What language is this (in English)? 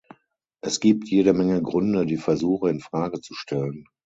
German